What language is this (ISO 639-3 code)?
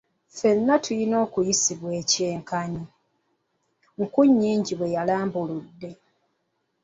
lug